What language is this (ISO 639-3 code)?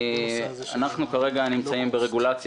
heb